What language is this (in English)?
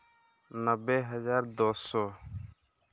Santali